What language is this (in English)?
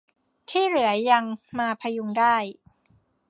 Thai